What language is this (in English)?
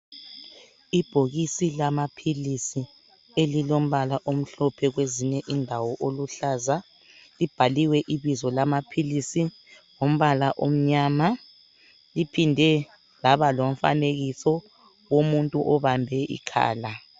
North Ndebele